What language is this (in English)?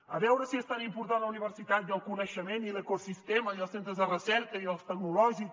Catalan